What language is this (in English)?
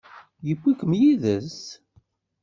Kabyle